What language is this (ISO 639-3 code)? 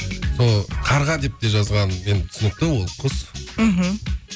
kaz